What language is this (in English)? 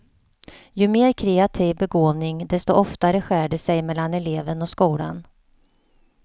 Swedish